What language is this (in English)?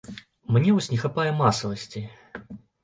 Belarusian